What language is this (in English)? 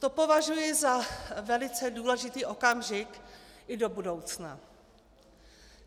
Czech